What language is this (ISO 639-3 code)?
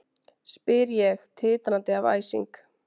isl